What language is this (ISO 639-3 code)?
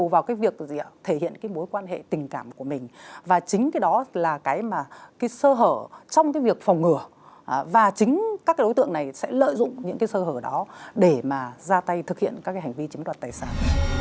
vie